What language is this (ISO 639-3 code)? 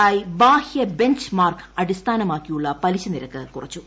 mal